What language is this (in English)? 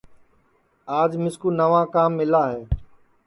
Sansi